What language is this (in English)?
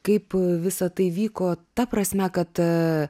Lithuanian